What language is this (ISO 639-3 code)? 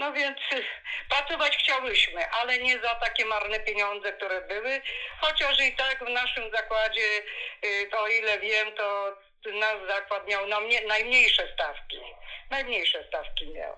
pol